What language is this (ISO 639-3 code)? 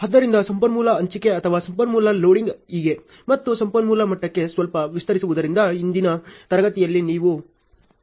kan